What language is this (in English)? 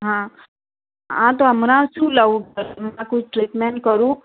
Gujarati